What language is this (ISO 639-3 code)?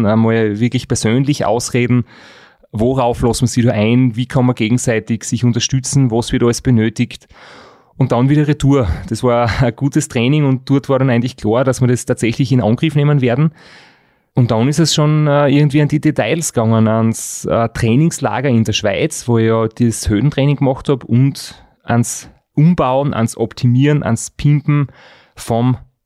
deu